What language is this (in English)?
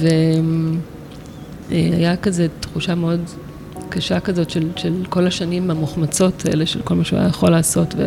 Hebrew